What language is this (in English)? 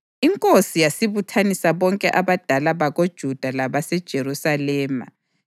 North Ndebele